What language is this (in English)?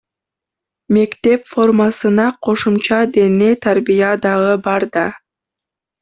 Kyrgyz